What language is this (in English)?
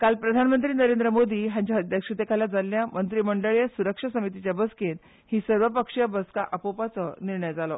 Konkani